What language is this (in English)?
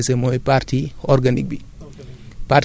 Wolof